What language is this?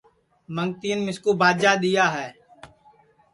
Sansi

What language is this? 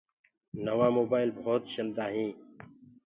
Gurgula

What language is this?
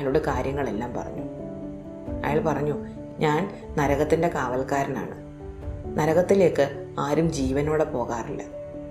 Malayalam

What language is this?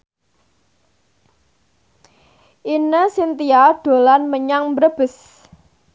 Javanese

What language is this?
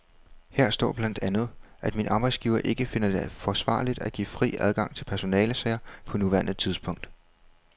Danish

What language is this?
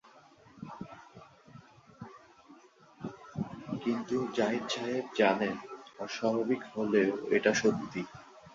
Bangla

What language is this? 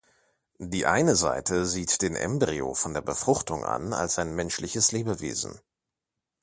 German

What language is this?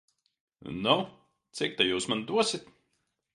Latvian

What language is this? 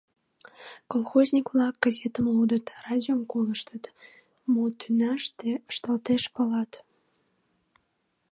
Mari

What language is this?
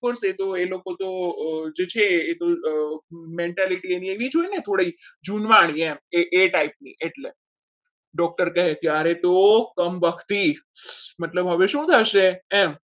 Gujarati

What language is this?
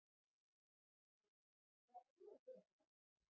Icelandic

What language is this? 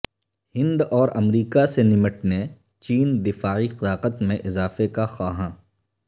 Urdu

